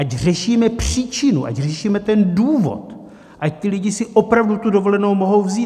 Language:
Czech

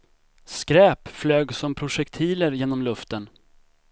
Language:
Swedish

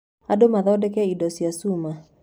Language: Kikuyu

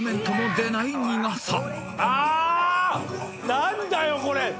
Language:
Japanese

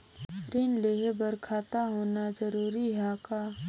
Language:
Chhattisgarhi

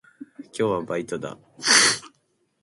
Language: Japanese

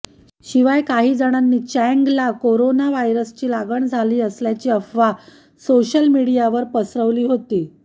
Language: Marathi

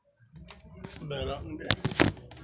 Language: Maithili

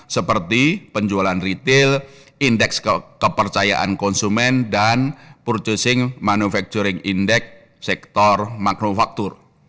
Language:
Indonesian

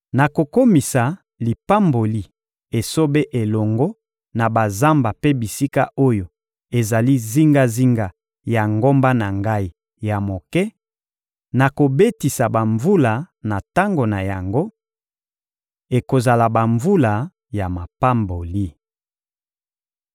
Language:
Lingala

